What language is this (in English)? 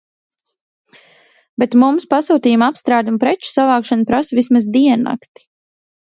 Latvian